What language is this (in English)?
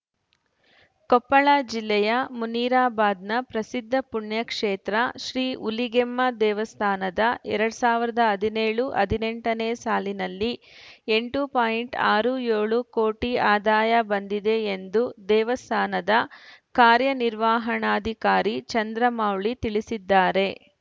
Kannada